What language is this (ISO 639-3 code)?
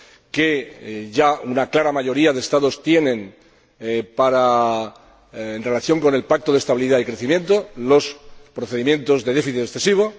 spa